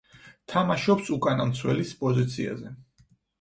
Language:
Georgian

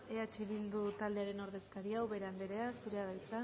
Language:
Basque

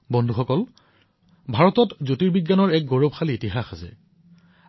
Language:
Assamese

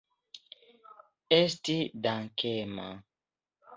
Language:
Esperanto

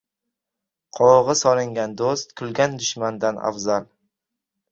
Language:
Uzbek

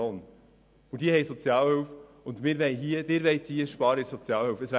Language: Swiss German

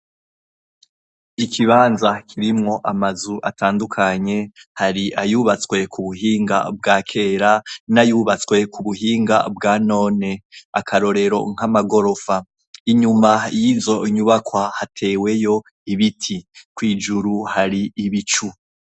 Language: Rundi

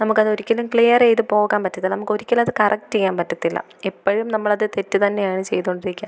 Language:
Malayalam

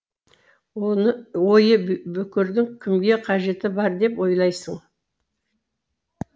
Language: Kazakh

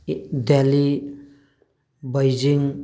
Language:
Manipuri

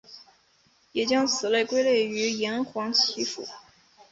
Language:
Chinese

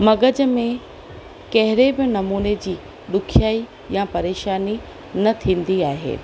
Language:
Sindhi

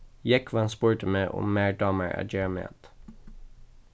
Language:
Faroese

